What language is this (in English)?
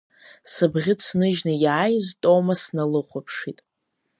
Abkhazian